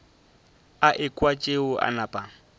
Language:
Northern Sotho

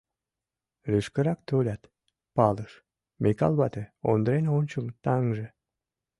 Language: Mari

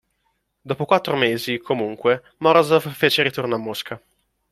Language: Italian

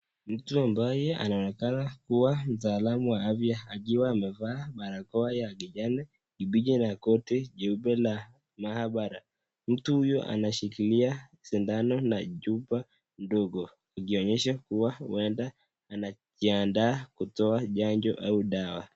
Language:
Swahili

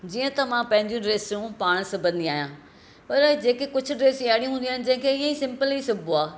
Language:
Sindhi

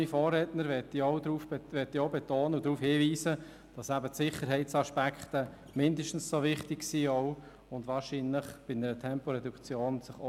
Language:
Swiss German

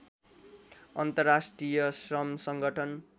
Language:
Nepali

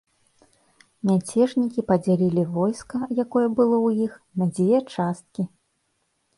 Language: Belarusian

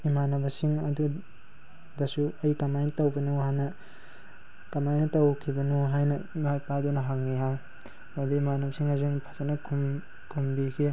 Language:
Manipuri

